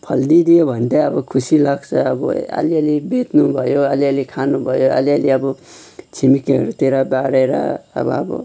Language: Nepali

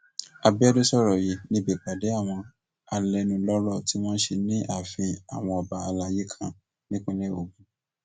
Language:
Yoruba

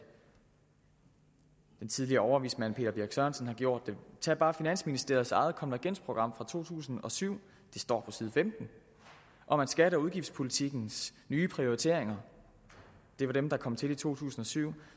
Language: Danish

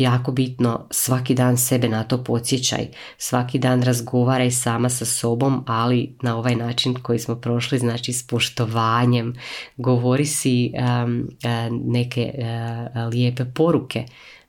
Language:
Croatian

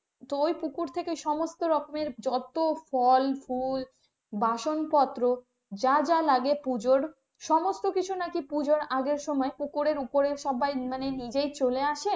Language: Bangla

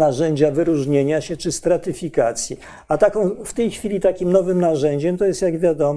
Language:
Polish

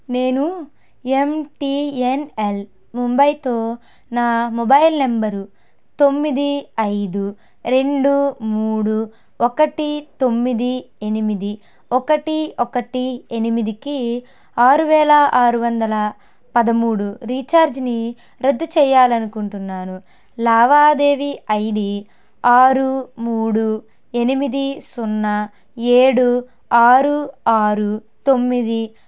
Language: Telugu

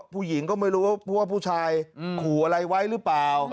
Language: Thai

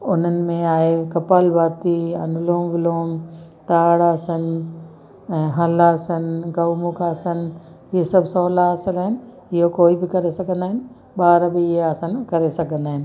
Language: Sindhi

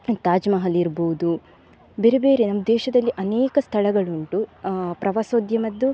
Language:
Kannada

